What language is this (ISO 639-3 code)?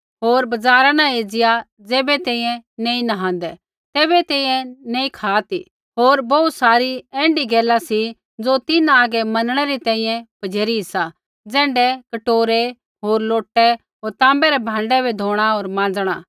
kfx